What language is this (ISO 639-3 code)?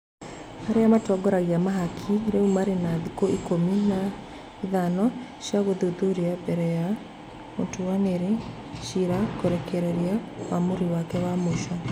kik